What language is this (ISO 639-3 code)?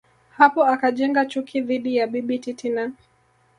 swa